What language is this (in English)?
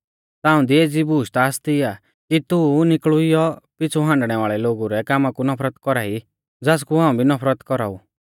Mahasu Pahari